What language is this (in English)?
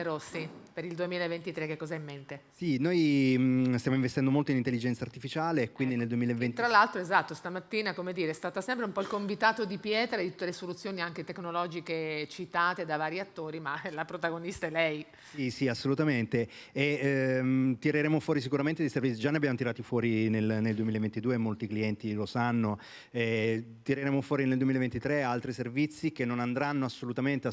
Italian